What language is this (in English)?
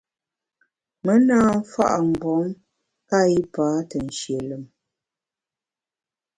Bamun